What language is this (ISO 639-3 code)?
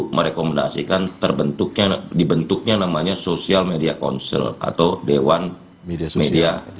ind